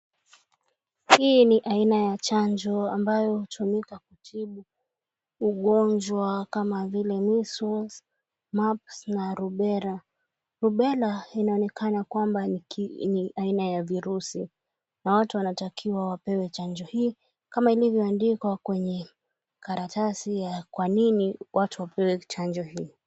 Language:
Swahili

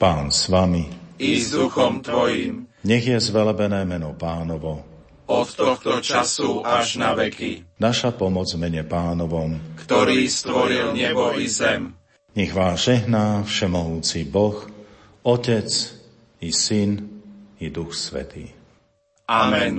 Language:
Slovak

